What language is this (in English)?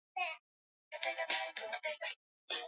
Swahili